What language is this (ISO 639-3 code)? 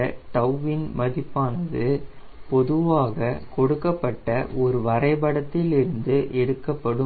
tam